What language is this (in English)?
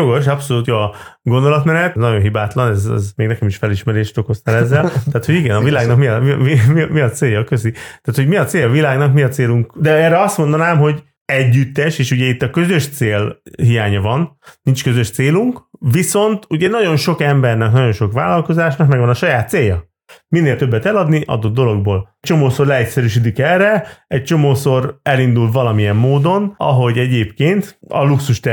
Hungarian